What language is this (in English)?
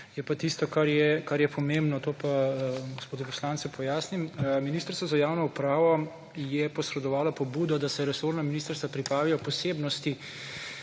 Slovenian